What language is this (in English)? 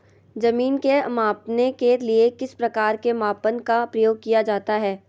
Magahi